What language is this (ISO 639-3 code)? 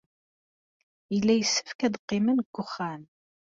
kab